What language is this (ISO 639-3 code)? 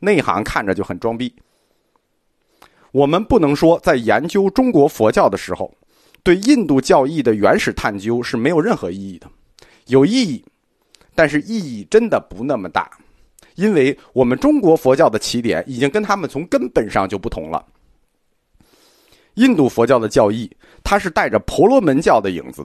zho